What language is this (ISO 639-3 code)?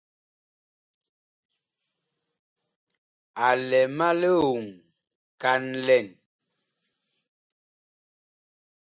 bkh